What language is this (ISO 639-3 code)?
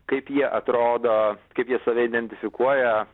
lit